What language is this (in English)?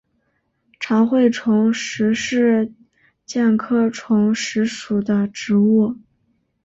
Chinese